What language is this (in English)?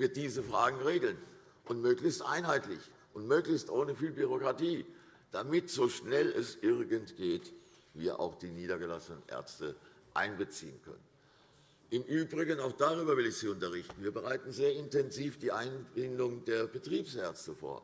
German